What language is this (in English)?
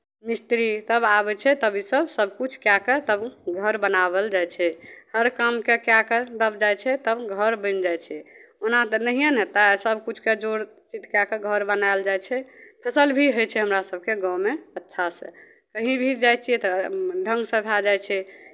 Maithili